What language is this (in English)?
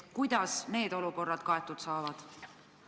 Estonian